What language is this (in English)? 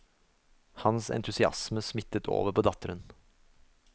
Norwegian